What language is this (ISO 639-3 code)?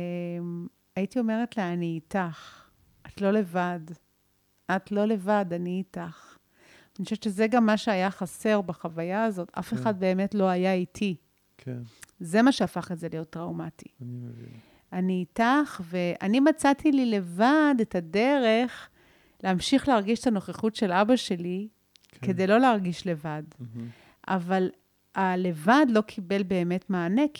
heb